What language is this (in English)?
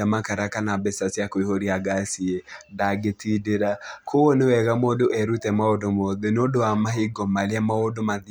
Kikuyu